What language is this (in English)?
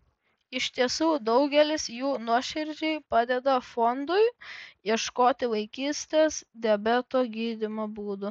Lithuanian